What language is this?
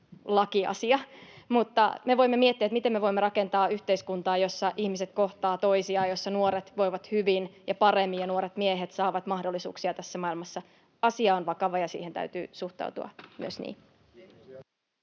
Finnish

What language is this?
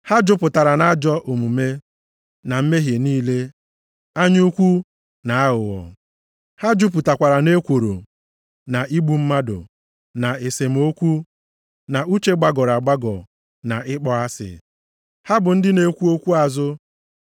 Igbo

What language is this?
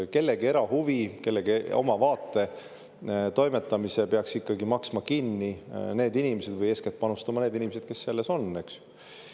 Estonian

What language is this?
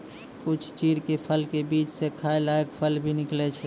Maithili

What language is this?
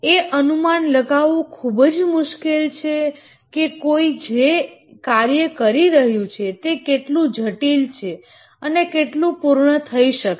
Gujarati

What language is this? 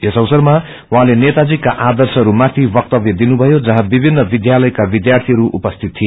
Nepali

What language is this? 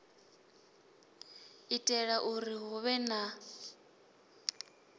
Venda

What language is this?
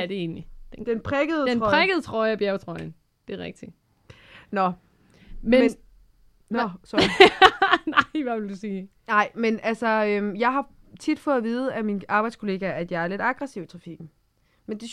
Danish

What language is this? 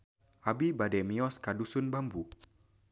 Sundanese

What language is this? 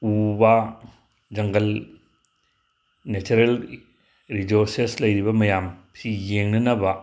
Manipuri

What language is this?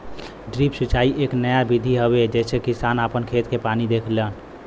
Bhojpuri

